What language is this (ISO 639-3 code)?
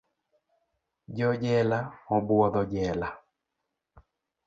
luo